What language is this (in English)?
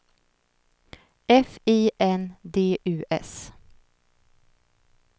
Swedish